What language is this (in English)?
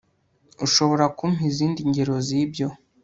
Kinyarwanda